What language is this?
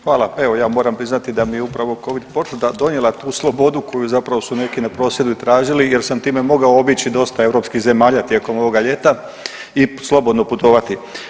Croatian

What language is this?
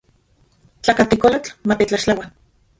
Central Puebla Nahuatl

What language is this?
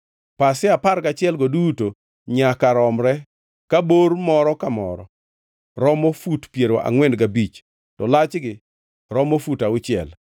Luo (Kenya and Tanzania)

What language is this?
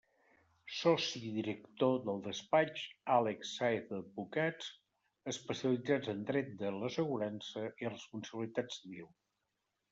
Catalan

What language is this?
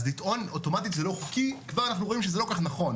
Hebrew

